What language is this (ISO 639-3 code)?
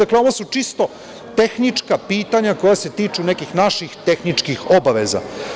srp